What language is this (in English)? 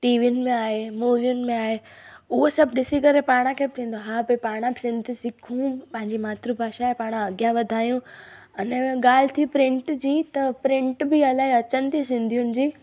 Sindhi